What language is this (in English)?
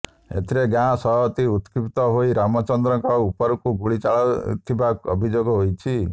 Odia